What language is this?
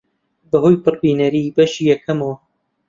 Central Kurdish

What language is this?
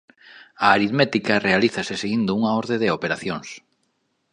Galician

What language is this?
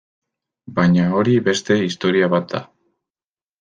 Basque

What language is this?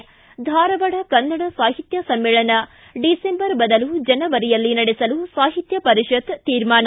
Kannada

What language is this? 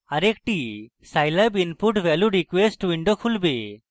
Bangla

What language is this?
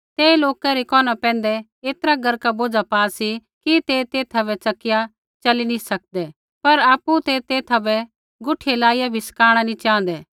Kullu Pahari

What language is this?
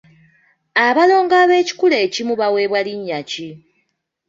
Ganda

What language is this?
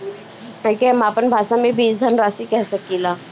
Bhojpuri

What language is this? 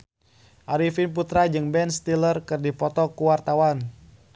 Sundanese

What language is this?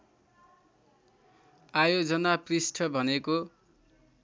Nepali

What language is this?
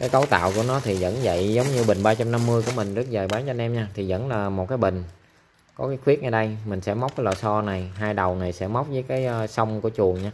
Vietnamese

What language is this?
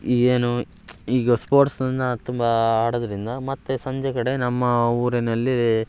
Kannada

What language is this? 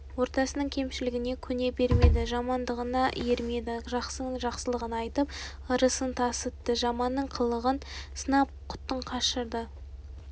Kazakh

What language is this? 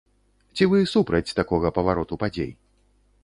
Belarusian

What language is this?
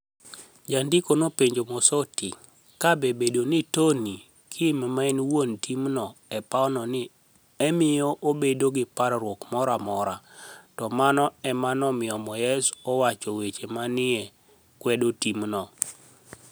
Luo (Kenya and Tanzania)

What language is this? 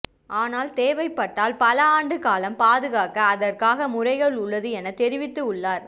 Tamil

